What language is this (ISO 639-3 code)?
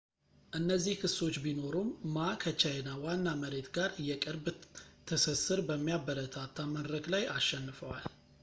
amh